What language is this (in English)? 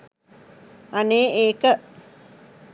Sinhala